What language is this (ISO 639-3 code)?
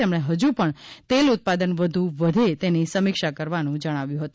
guj